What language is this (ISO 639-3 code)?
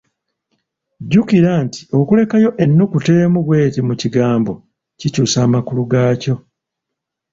lug